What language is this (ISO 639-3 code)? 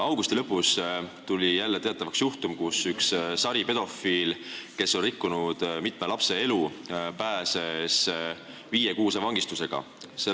est